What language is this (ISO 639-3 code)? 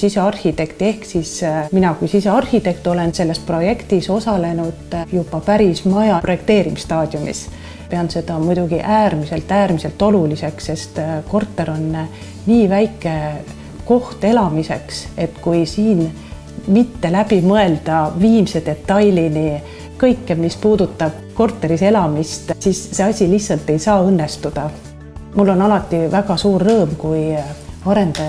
fin